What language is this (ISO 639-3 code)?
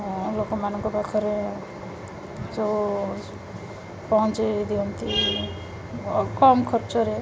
ori